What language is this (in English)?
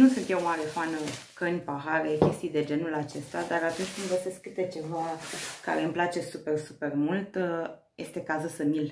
Romanian